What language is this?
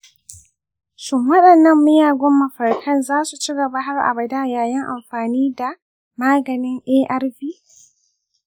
Hausa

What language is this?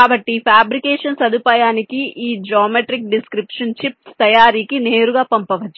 Telugu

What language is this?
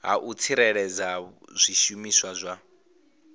Venda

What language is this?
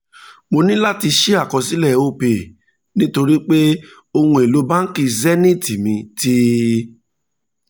Yoruba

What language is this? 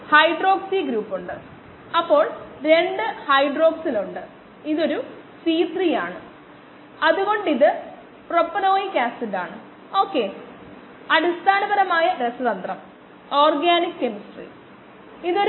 Malayalam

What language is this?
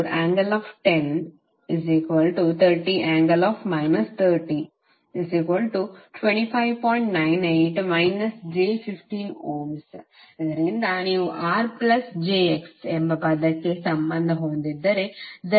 Kannada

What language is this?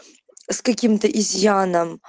Russian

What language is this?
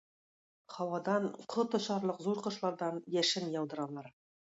Tatar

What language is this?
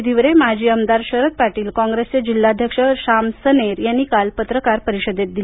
Marathi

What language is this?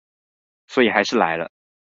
Chinese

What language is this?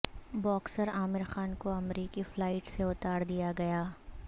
Urdu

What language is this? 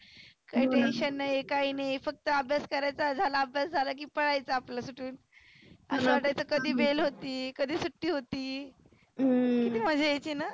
Marathi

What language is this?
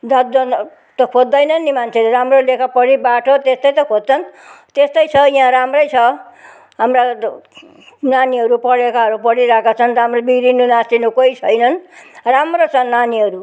Nepali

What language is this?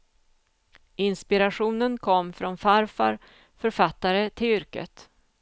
Swedish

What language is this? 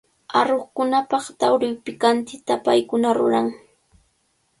Cajatambo North Lima Quechua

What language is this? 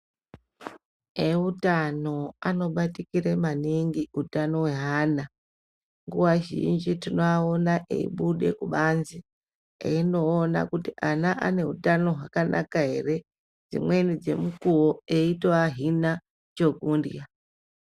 Ndau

